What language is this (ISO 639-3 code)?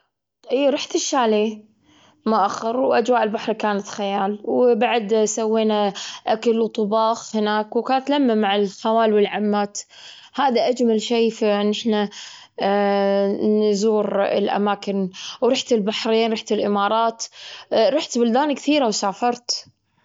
afb